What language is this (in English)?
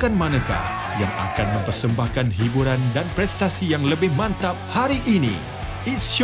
Malay